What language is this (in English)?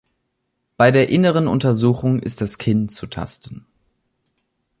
German